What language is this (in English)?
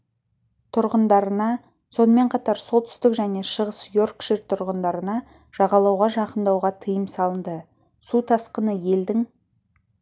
Kazakh